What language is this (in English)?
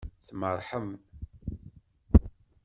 Kabyle